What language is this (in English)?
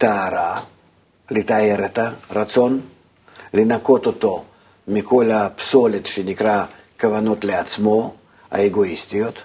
Hebrew